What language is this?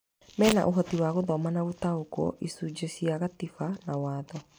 Kikuyu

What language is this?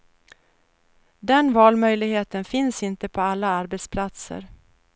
Swedish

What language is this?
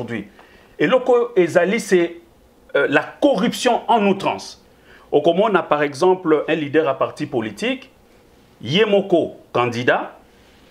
French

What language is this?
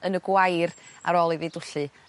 Welsh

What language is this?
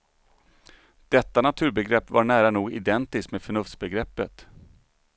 Swedish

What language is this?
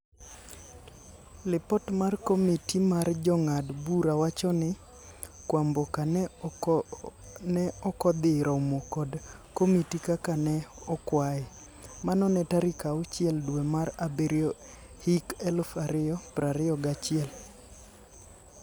Luo (Kenya and Tanzania)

